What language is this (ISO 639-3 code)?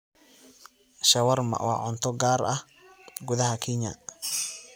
som